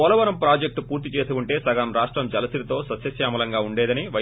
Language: Telugu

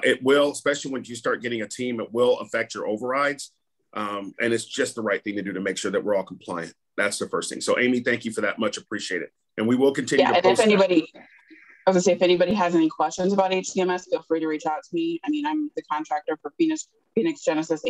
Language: English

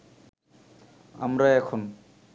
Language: Bangla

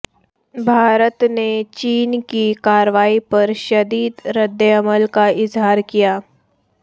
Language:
Urdu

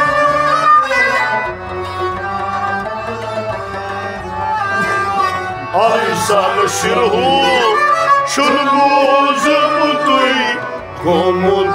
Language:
Turkish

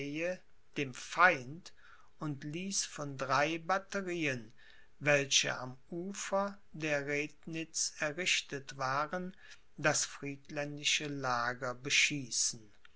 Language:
German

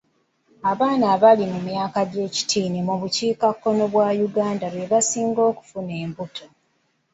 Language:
Ganda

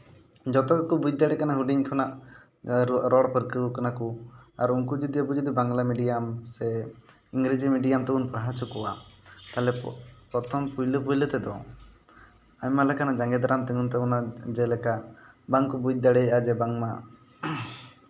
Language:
Santali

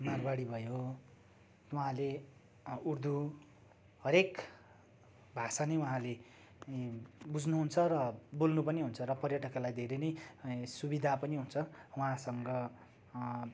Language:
Nepali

